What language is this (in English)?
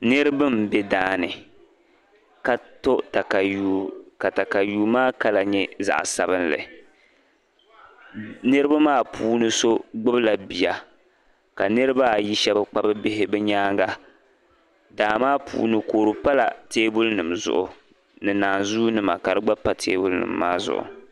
Dagbani